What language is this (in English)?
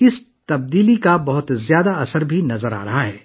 Urdu